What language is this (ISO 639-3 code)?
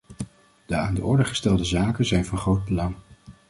nld